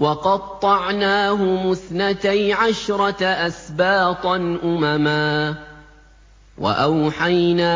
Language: Arabic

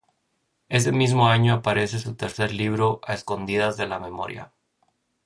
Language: Spanish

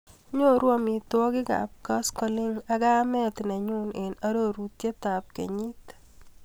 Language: Kalenjin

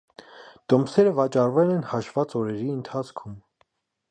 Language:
Armenian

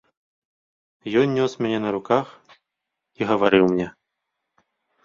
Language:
Belarusian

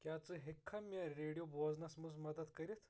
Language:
Kashmiri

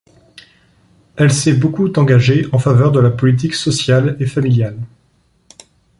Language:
French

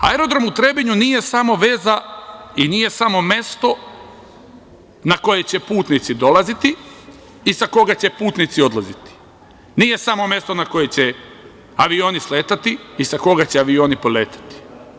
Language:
Serbian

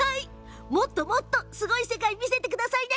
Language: Japanese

